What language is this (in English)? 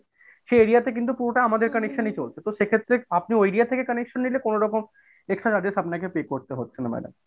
Bangla